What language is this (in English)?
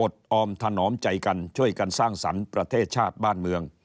Thai